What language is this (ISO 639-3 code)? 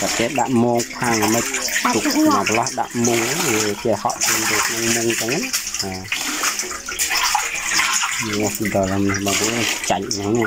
vie